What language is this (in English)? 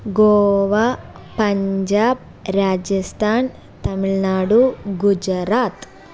Malayalam